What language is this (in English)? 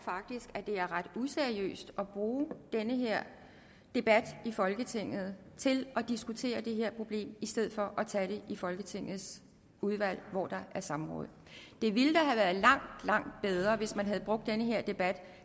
Danish